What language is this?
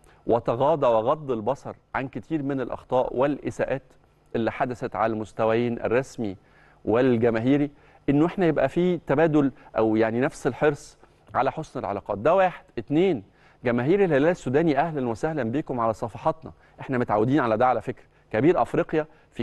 Arabic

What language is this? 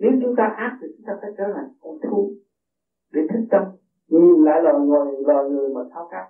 Vietnamese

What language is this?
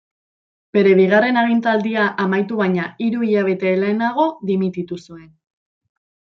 Basque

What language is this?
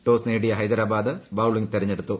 Malayalam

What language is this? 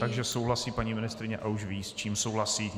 Czech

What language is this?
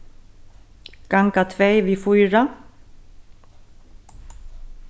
Faroese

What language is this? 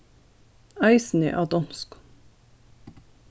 Faroese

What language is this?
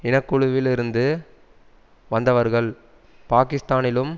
Tamil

